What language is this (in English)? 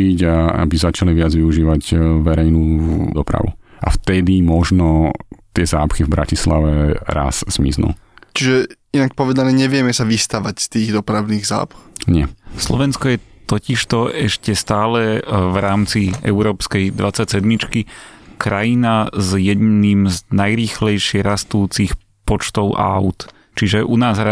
Slovak